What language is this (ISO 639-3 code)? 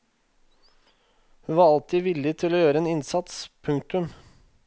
nor